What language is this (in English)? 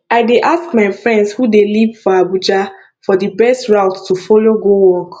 Nigerian Pidgin